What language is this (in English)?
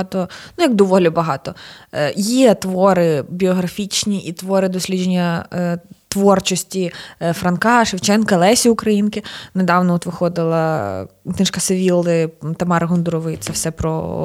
Ukrainian